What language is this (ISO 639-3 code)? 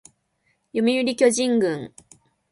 jpn